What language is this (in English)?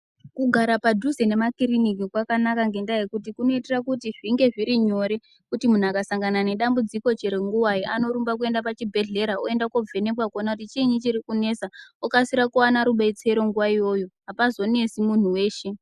Ndau